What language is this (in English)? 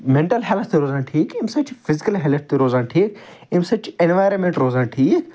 Kashmiri